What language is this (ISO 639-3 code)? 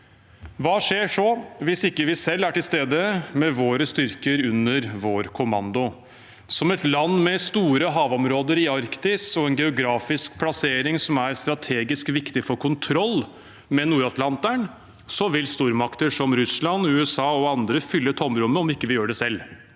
nor